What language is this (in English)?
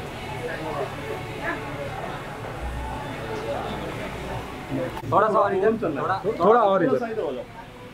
Hindi